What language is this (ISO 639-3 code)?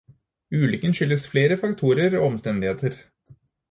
nob